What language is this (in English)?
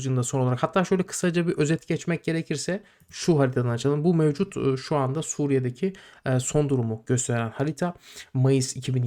Turkish